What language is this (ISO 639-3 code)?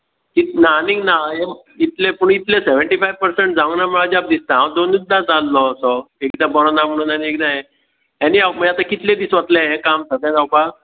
kok